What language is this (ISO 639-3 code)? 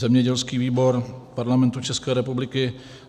ces